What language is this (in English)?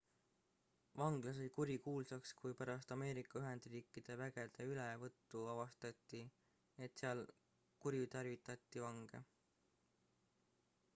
Estonian